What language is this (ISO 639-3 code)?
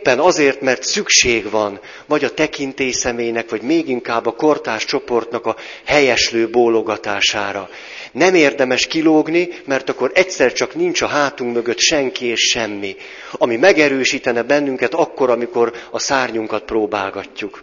hun